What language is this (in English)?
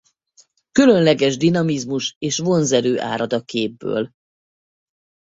Hungarian